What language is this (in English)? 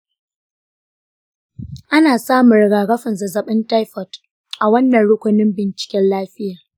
Hausa